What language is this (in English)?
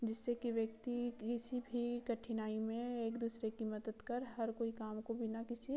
Hindi